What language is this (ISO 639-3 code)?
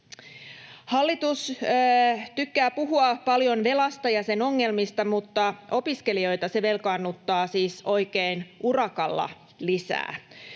fin